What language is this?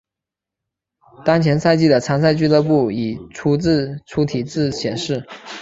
Chinese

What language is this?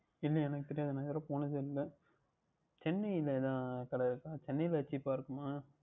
Tamil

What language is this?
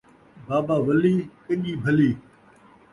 Saraiki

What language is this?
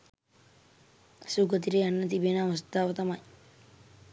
Sinhala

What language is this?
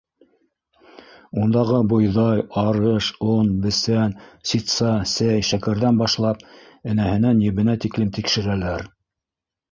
Bashkir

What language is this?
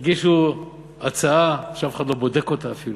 Hebrew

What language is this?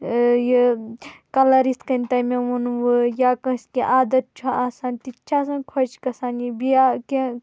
Kashmiri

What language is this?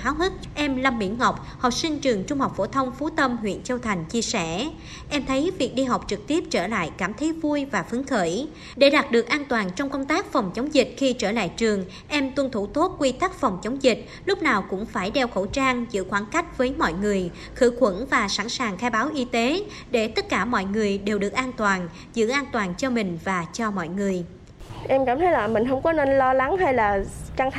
Vietnamese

